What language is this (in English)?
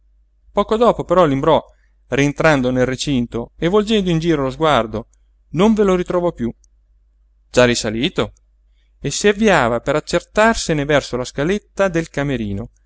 Italian